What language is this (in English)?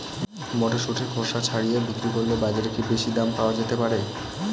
Bangla